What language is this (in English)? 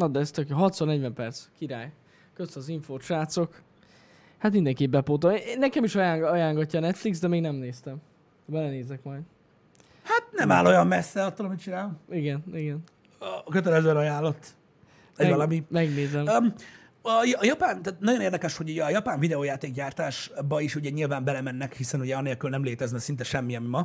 Hungarian